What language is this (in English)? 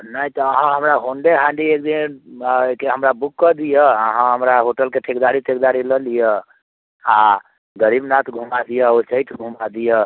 Maithili